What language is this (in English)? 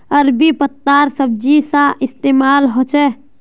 Magahi